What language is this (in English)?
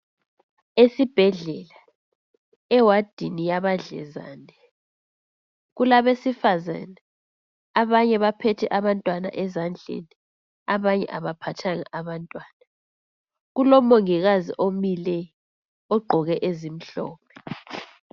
North Ndebele